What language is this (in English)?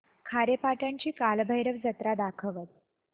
Marathi